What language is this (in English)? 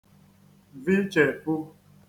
Igbo